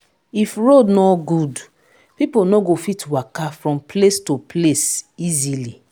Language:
Nigerian Pidgin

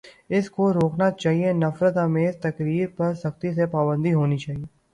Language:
Urdu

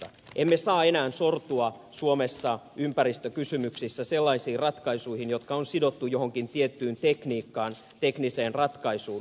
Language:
Finnish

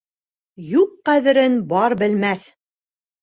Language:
Bashkir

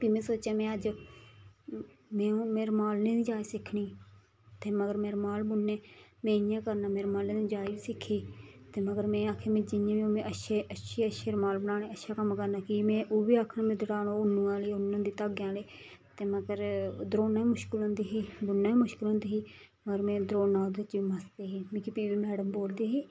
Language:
Dogri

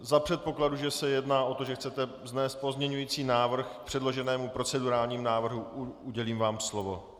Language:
Czech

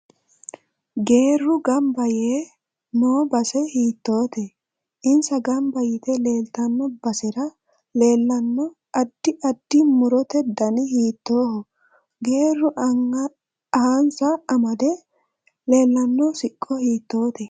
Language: Sidamo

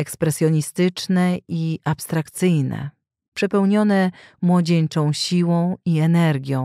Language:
Polish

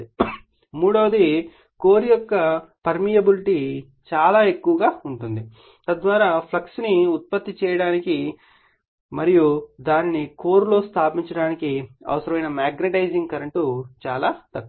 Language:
Telugu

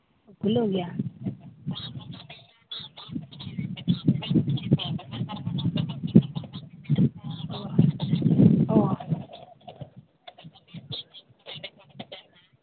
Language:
Santali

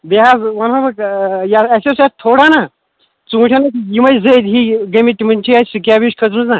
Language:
Kashmiri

